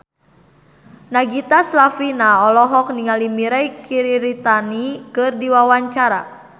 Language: Sundanese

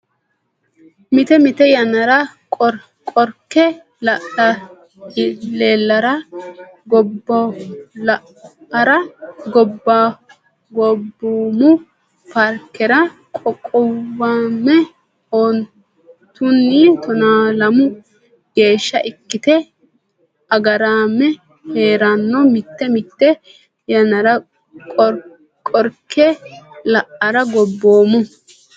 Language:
Sidamo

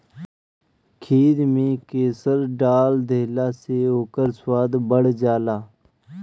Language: Bhojpuri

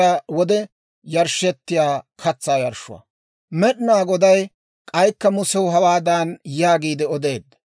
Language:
Dawro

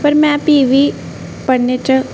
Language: Dogri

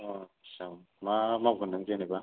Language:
Bodo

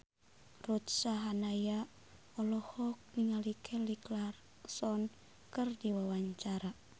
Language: Sundanese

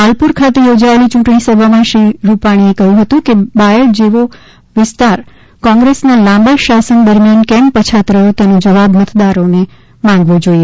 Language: Gujarati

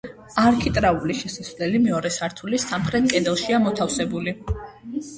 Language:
Georgian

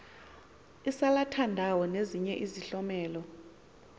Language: Xhosa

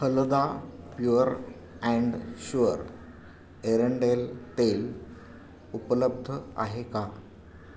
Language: Marathi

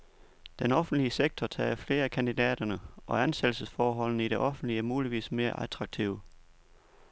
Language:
Danish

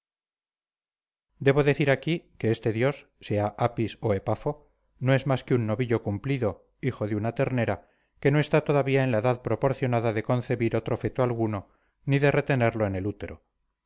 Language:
Spanish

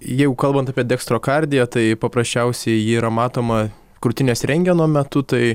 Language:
Lithuanian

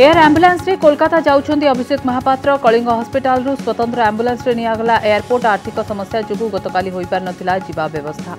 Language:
Hindi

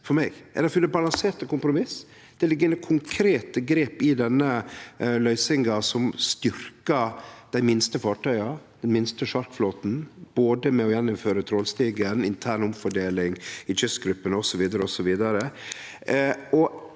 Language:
Norwegian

